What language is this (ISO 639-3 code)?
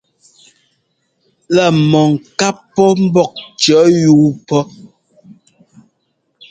jgo